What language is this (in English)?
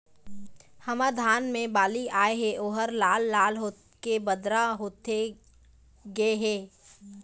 Chhattisgarhi